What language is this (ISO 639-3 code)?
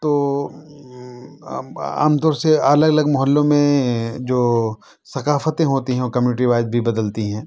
urd